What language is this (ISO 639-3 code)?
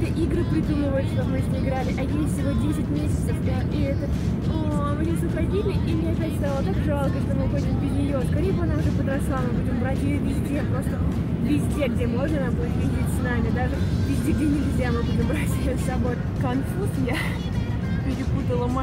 rus